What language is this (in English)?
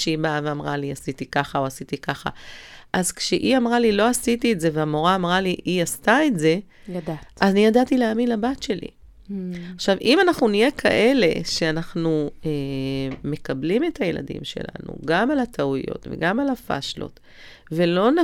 Hebrew